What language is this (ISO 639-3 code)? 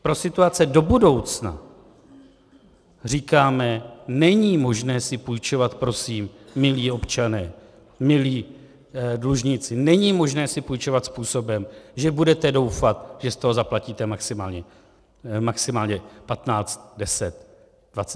ces